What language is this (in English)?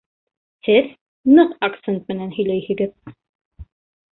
Bashkir